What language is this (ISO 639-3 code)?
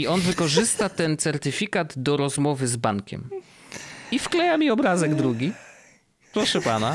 pol